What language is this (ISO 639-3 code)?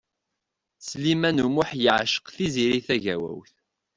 kab